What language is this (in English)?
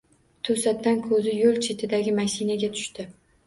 Uzbek